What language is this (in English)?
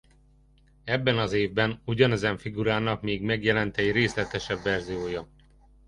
Hungarian